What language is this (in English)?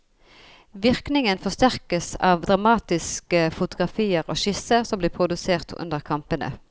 Norwegian